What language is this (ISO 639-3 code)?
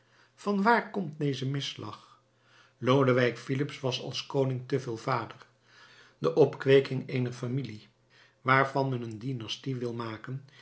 nld